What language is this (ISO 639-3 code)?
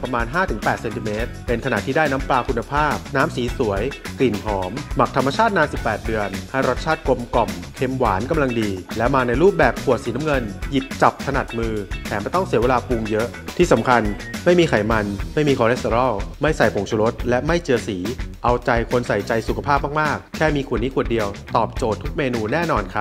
tha